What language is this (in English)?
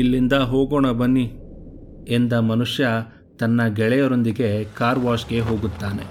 Kannada